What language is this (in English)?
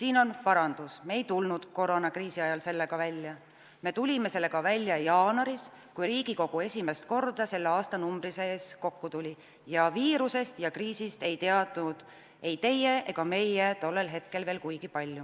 Estonian